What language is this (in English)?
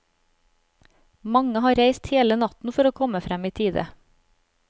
Norwegian